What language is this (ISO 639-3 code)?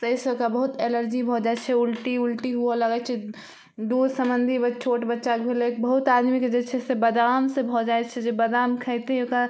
mai